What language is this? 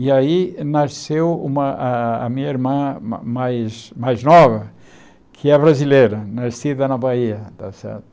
Portuguese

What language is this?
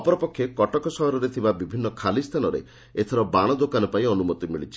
Odia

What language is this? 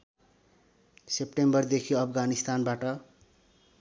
Nepali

